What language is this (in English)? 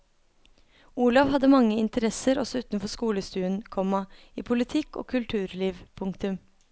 Norwegian